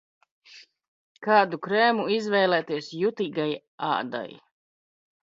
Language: Latvian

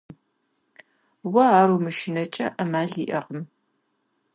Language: Kabardian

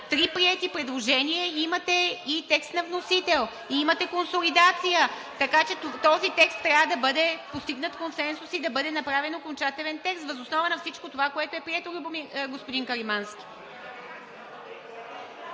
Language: Bulgarian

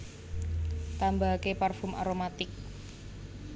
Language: Javanese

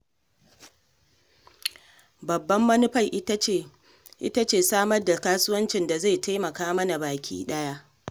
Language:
Hausa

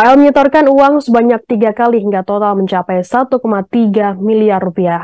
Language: Indonesian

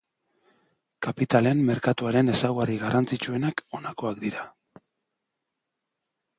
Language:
Basque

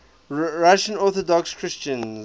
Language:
English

